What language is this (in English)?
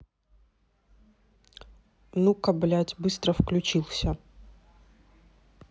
Russian